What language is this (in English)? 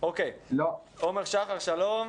Hebrew